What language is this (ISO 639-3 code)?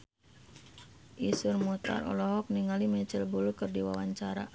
sun